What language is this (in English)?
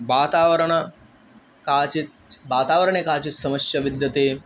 Sanskrit